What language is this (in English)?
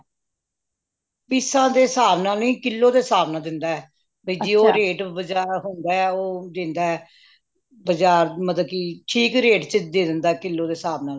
Punjabi